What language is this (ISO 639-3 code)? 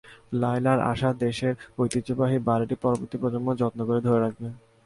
ben